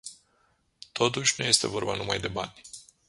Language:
Romanian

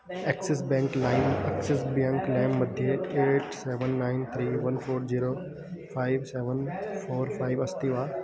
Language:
Sanskrit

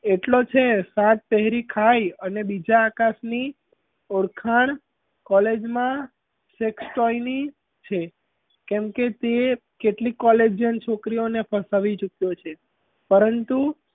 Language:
Gujarati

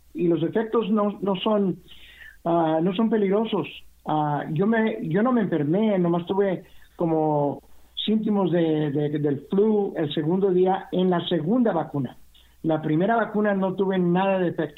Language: Spanish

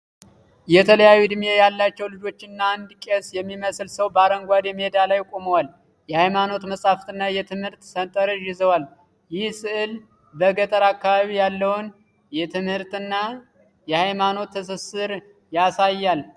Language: Amharic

